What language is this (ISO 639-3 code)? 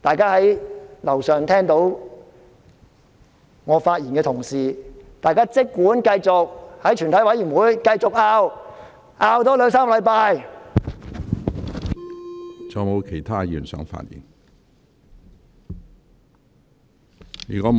yue